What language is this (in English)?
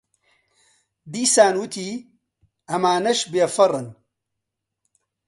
Central Kurdish